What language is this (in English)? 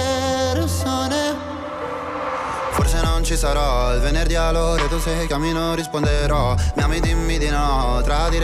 Italian